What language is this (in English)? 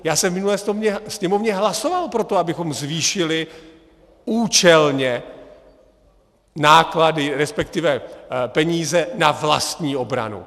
Czech